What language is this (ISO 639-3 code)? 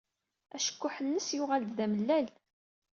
kab